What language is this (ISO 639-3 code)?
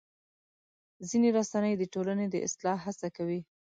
pus